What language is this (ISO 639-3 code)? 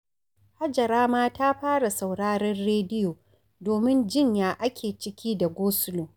hau